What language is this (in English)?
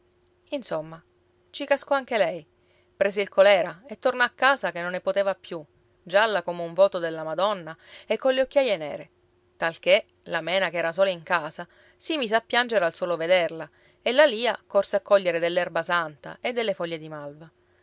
Italian